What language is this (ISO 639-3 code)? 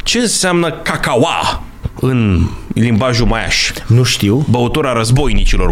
ron